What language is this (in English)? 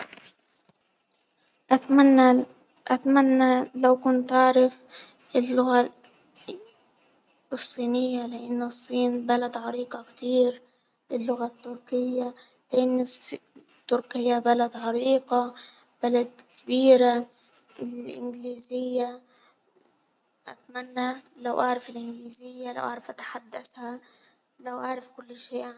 Hijazi Arabic